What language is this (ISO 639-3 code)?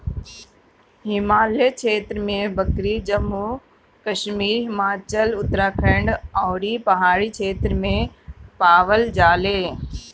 bho